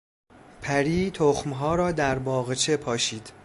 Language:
Persian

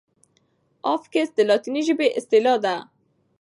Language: Pashto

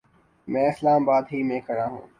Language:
Urdu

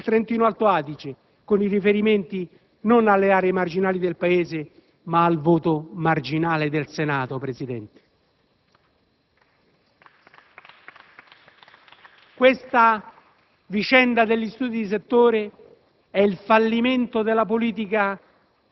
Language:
Italian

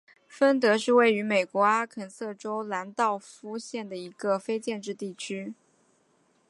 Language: Chinese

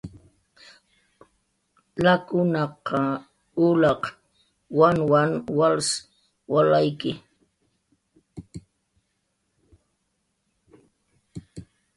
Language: Jaqaru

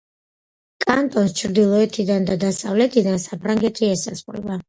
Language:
Georgian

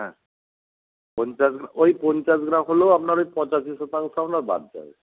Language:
Bangla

